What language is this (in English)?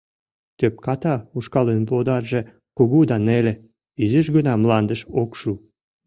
Mari